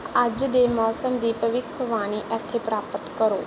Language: Punjabi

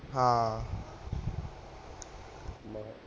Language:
Punjabi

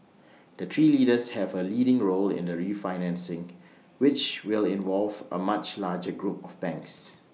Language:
English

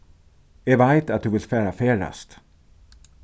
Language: Faroese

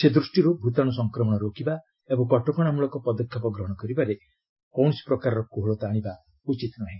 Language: Odia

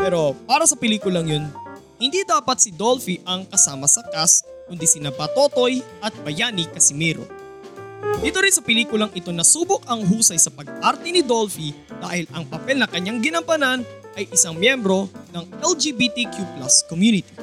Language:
Filipino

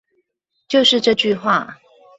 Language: Chinese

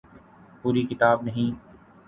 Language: Urdu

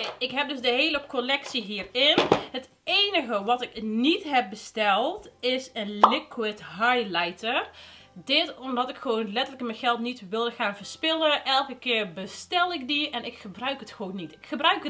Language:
Dutch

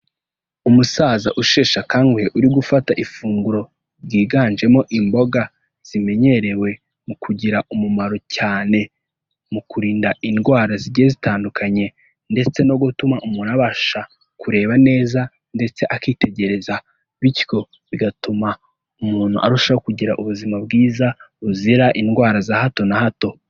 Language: Kinyarwanda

